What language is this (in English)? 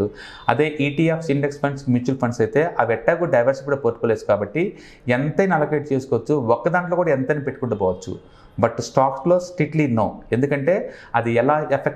Telugu